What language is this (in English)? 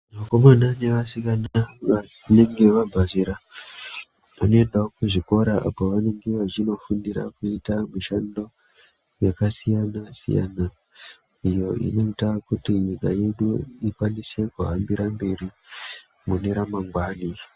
Ndau